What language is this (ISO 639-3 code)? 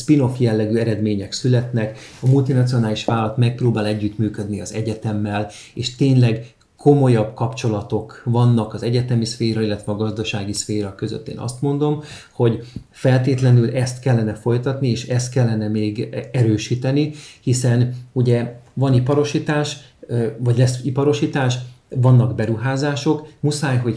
hun